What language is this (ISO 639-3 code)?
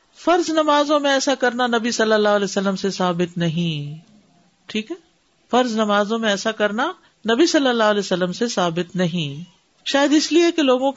urd